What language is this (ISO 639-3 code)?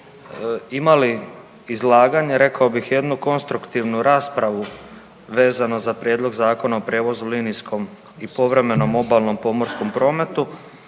hrv